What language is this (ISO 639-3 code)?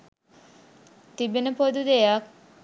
sin